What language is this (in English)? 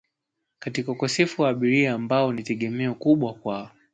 Swahili